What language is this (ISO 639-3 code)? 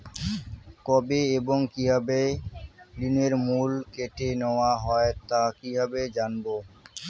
ben